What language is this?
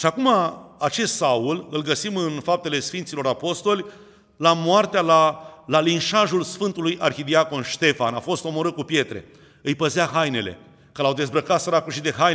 Romanian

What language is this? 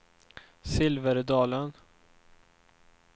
Swedish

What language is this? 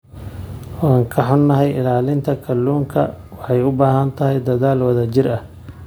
Somali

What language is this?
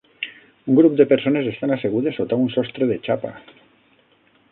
Catalan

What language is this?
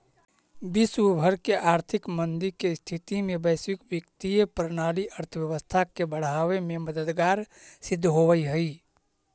Magahi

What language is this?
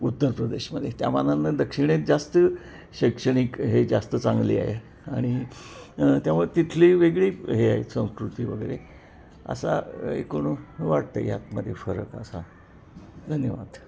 Marathi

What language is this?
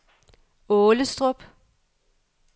Danish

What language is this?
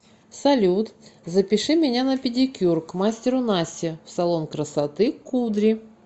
Russian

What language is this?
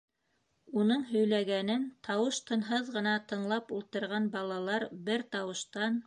Bashkir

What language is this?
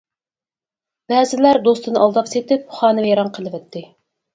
Uyghur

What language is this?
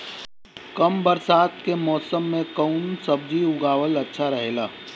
Bhojpuri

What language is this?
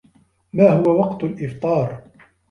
Arabic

